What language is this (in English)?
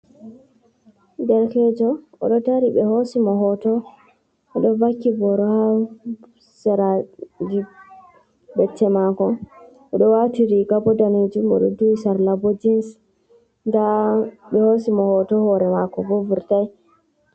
Fula